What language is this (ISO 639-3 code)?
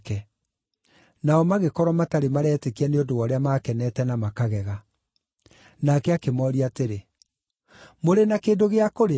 kik